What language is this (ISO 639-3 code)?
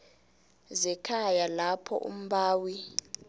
nbl